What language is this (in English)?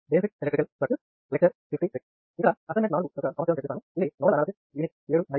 Telugu